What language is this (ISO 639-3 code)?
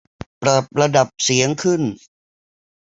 tha